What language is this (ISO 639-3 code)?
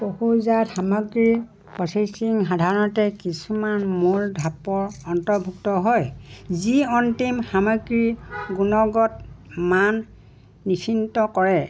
asm